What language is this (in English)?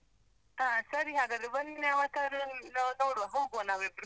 Kannada